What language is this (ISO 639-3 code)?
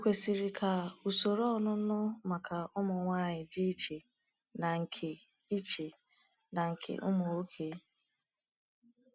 ibo